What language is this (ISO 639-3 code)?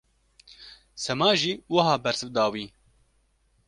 kur